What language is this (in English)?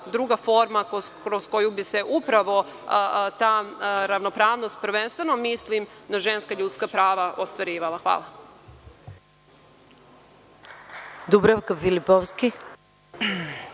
Serbian